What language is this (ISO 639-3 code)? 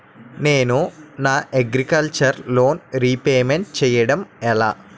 tel